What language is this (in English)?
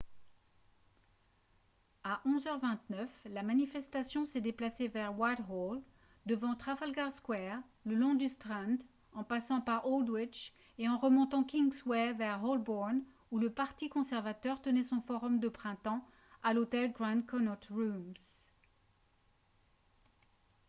French